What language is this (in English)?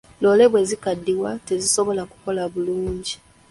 Ganda